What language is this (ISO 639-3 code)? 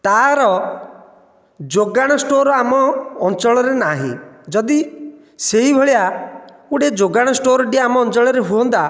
ori